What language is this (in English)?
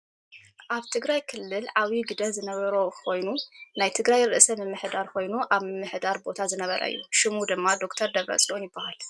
Tigrinya